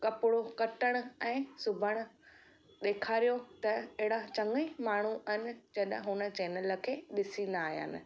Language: Sindhi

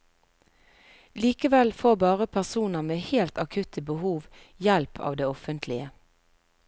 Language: Norwegian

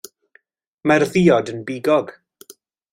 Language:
Welsh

